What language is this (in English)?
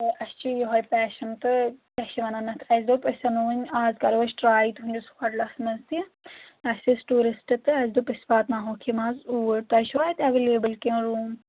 Kashmiri